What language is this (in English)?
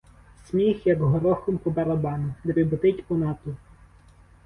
Ukrainian